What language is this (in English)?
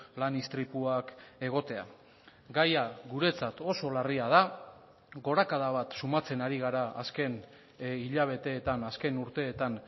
Basque